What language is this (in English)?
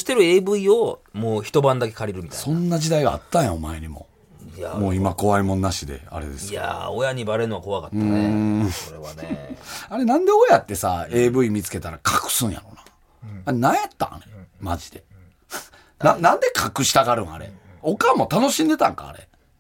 Japanese